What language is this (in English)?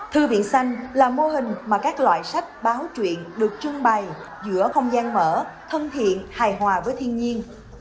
Vietnamese